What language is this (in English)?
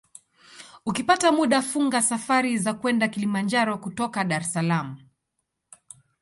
Swahili